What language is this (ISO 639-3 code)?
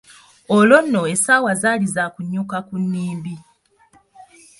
lug